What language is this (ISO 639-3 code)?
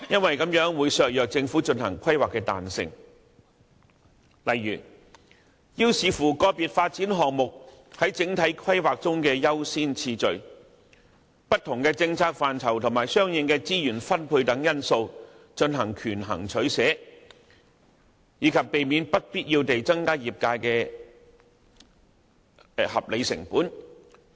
yue